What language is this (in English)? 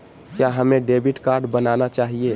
Magahi